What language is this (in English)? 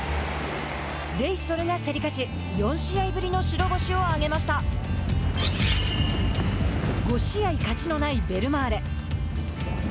Japanese